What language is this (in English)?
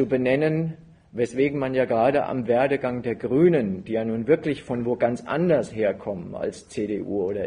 German